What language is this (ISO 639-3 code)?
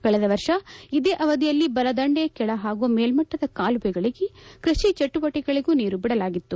kan